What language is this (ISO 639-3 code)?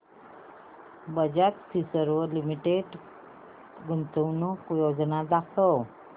mar